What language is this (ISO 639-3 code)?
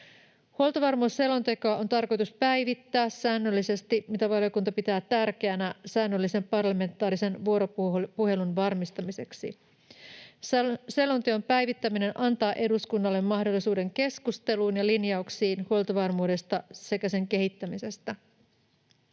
fin